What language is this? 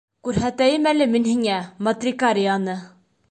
Bashkir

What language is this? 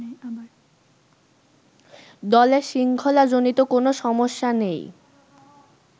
Bangla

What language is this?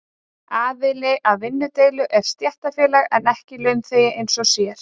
Icelandic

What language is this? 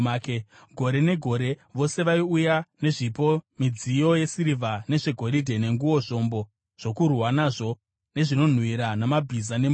Shona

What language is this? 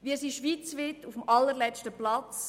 Swiss German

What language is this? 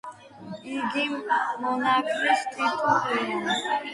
Georgian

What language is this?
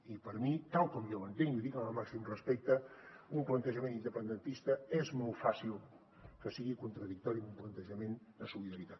Catalan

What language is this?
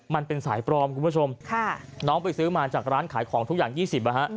Thai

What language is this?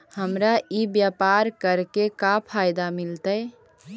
Magahi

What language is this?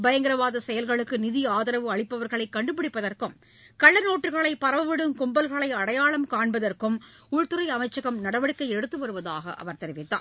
Tamil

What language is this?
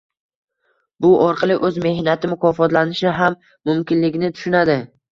Uzbek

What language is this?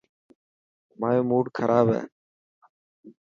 Dhatki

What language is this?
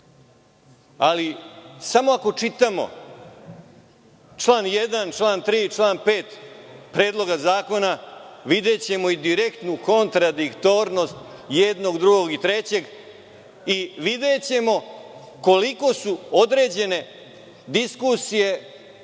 Serbian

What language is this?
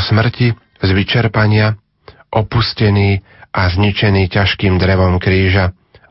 Slovak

